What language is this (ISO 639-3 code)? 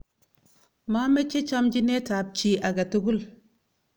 kln